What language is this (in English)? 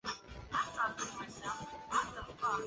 Chinese